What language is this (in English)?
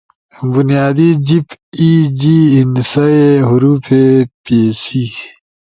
Ushojo